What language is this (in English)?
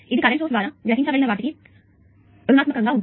Telugu